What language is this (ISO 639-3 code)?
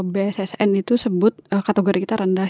ind